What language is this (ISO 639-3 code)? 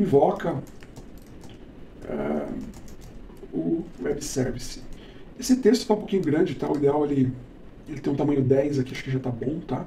por